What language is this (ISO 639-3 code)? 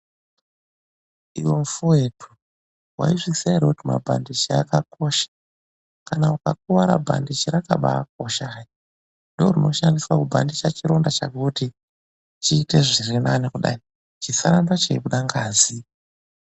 ndc